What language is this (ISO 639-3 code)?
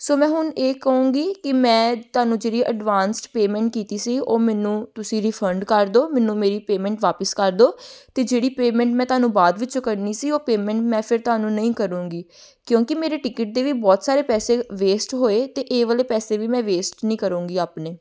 pan